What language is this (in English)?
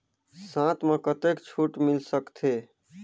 Chhattisgarhi